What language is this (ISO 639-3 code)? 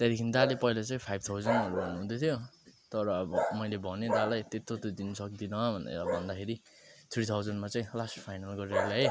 nep